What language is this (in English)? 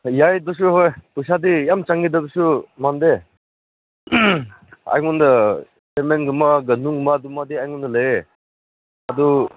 Manipuri